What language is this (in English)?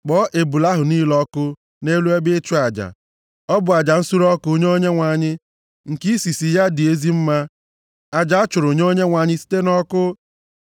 Igbo